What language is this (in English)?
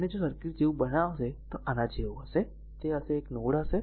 Gujarati